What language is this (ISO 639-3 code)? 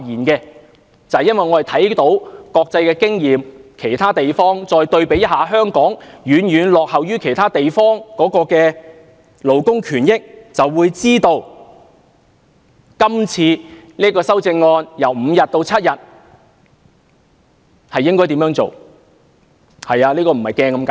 yue